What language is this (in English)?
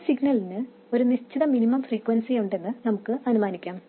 Malayalam